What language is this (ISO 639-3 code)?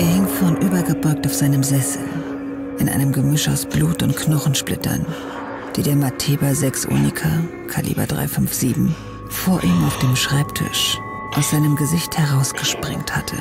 deu